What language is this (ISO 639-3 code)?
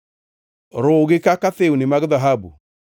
luo